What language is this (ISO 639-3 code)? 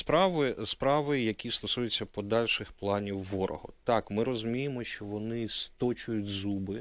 ukr